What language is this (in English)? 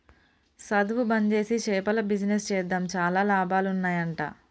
Telugu